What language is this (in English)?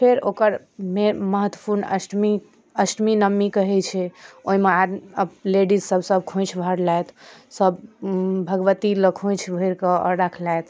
Maithili